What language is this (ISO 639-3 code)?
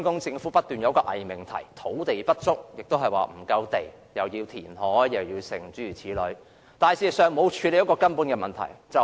yue